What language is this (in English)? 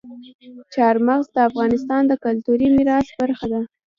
Pashto